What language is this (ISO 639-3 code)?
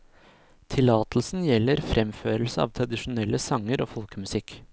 nor